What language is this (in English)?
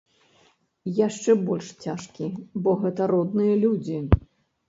Belarusian